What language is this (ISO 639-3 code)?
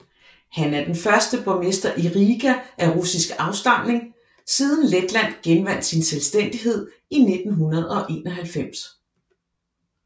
dan